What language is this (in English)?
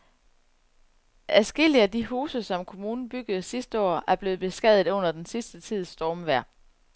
Danish